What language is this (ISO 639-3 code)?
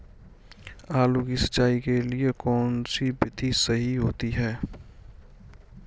hin